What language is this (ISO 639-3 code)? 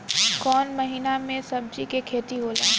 bho